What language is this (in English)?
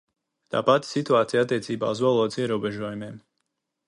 Latvian